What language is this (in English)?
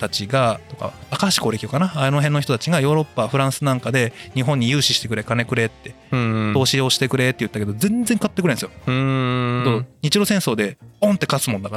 Japanese